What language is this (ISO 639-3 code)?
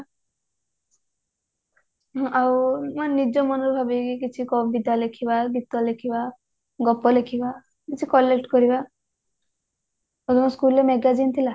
ori